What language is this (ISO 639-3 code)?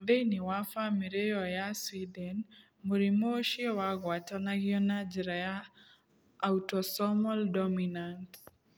kik